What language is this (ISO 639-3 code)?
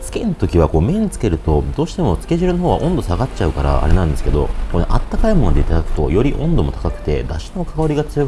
jpn